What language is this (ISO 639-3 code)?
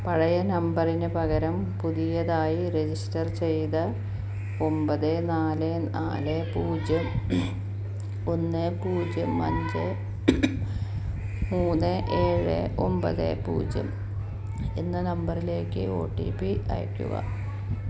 mal